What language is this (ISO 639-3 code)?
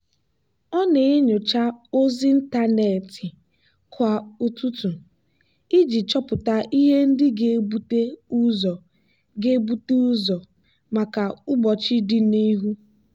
ibo